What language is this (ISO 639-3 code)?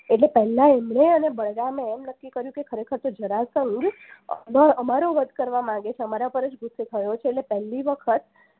guj